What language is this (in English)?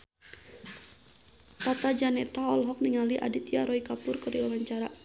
Sundanese